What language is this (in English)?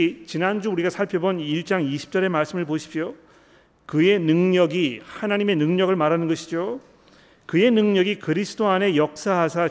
Korean